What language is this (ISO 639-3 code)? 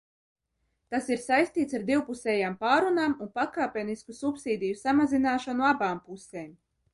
lav